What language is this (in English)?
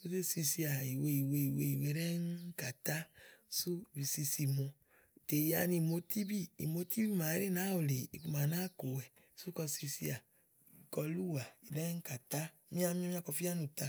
Igo